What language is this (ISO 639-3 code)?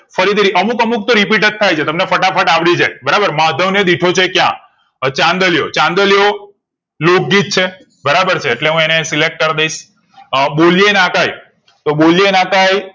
guj